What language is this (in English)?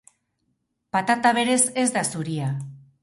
Basque